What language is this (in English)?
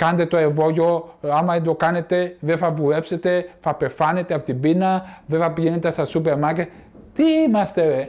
Greek